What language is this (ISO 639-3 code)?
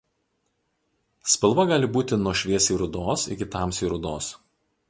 lit